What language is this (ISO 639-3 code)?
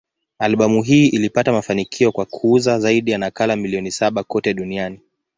swa